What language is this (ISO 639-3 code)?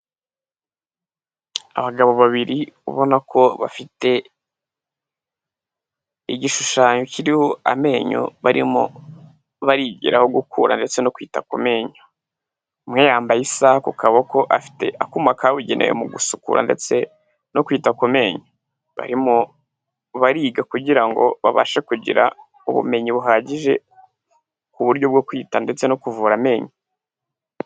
kin